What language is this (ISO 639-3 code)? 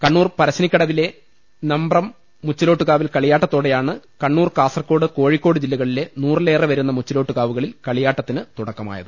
mal